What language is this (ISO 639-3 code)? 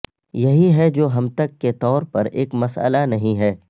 urd